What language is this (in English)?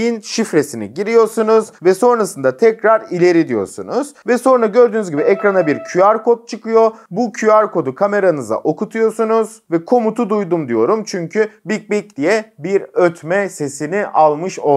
Turkish